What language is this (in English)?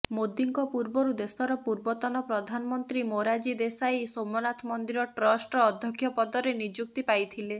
Odia